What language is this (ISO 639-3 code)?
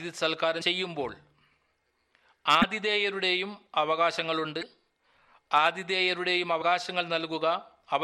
mal